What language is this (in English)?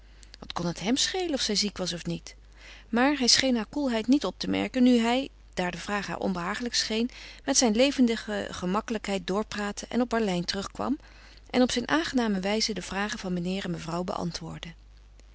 Dutch